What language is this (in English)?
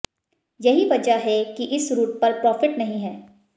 Hindi